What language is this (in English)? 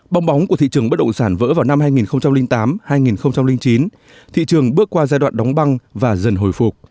Vietnamese